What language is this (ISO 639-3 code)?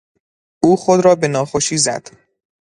fas